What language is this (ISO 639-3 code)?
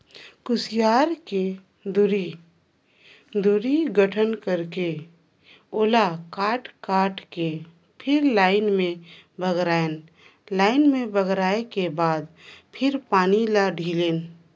hne